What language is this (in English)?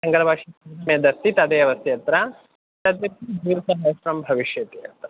Sanskrit